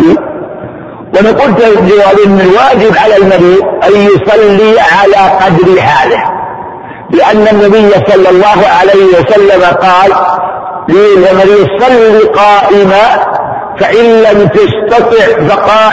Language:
Arabic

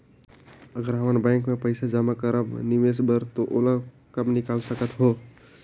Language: Chhattisgarhi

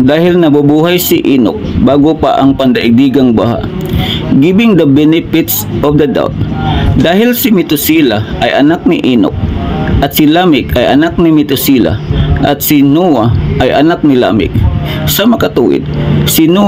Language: Filipino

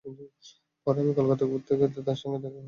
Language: Bangla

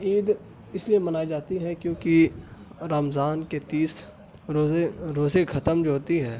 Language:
Urdu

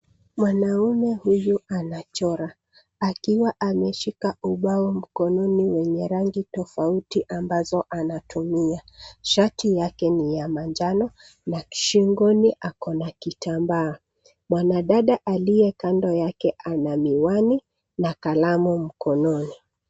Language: Swahili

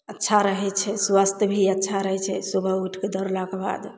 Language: Maithili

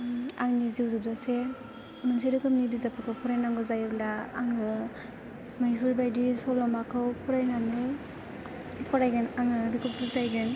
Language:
Bodo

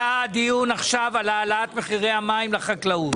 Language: Hebrew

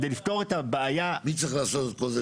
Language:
Hebrew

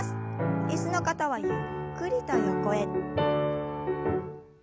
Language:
Japanese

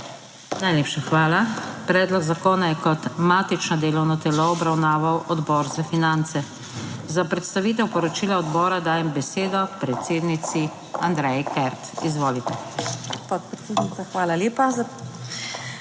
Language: Slovenian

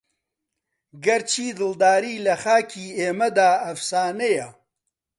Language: Central Kurdish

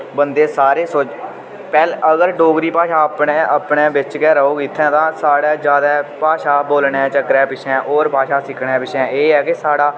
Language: Dogri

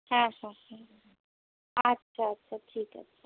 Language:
Bangla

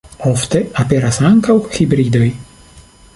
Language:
Esperanto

